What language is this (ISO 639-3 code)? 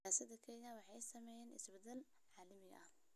som